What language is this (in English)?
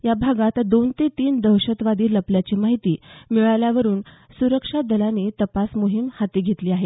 Marathi